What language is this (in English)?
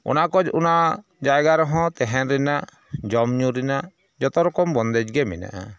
Santali